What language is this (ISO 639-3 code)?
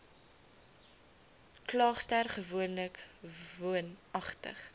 afr